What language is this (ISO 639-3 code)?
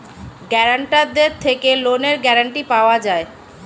ben